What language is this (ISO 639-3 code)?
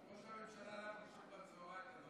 heb